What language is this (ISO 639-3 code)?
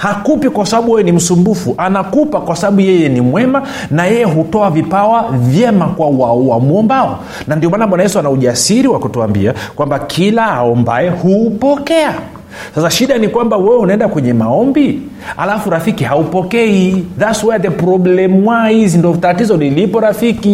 swa